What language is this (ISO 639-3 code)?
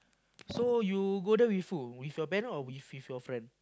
eng